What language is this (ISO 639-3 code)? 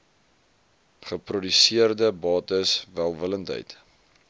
afr